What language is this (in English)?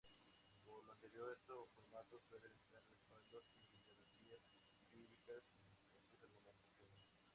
Spanish